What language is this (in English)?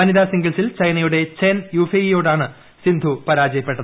Malayalam